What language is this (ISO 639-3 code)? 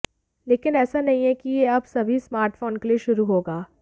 hin